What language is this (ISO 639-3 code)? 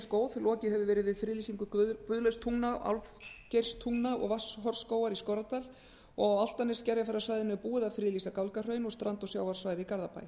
isl